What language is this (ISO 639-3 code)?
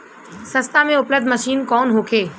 bho